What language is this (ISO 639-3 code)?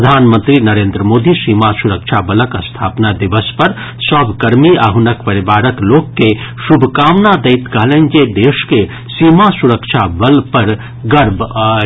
mai